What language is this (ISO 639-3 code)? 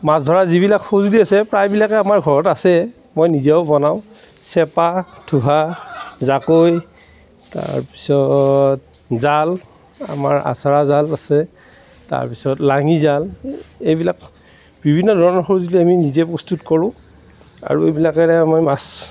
asm